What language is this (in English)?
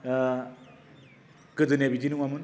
Bodo